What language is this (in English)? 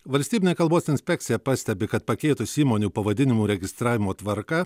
Lithuanian